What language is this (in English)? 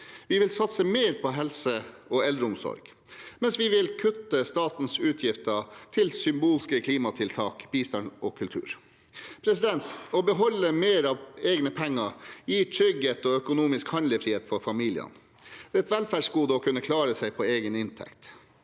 Norwegian